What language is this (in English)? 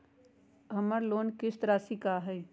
Magahi